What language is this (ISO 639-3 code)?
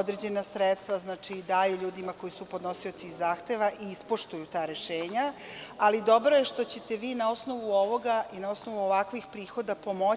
srp